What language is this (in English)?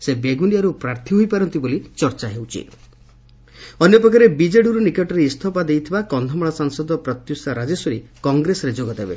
Odia